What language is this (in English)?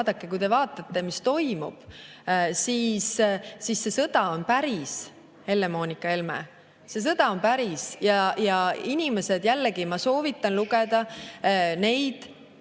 Estonian